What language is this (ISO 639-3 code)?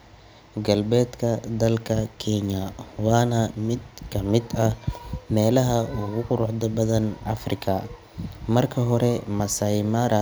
som